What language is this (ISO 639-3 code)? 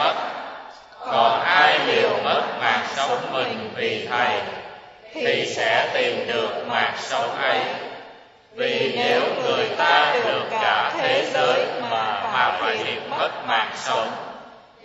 vie